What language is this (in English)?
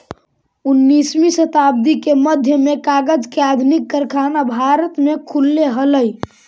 Magahi